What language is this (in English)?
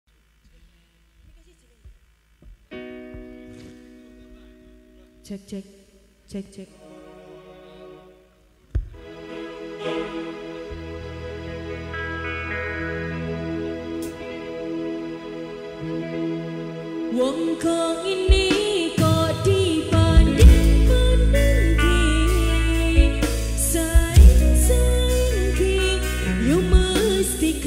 Indonesian